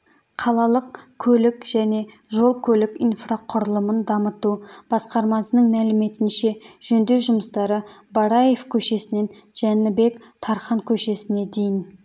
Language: Kazakh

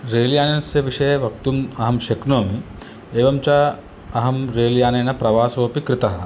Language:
Sanskrit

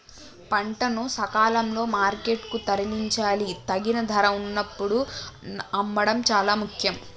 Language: Telugu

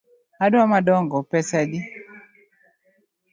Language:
Luo (Kenya and Tanzania)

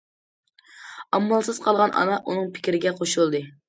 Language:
Uyghur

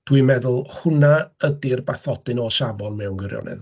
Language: Welsh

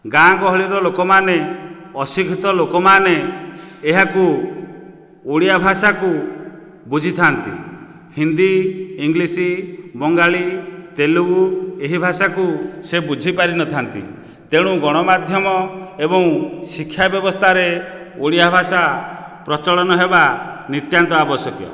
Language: Odia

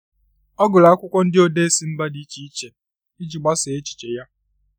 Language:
Igbo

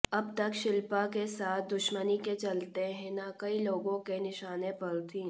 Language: Hindi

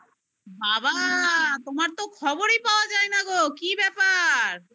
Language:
Bangla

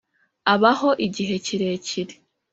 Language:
Kinyarwanda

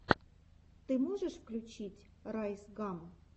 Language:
Russian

